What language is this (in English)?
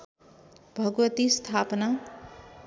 Nepali